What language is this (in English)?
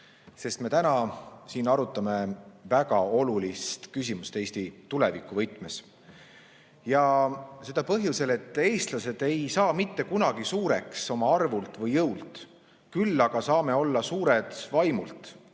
Estonian